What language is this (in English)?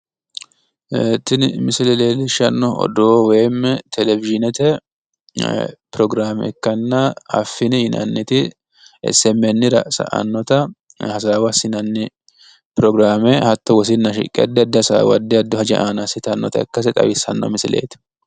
Sidamo